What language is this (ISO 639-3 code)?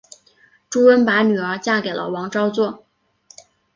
zho